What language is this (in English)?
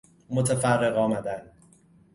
Persian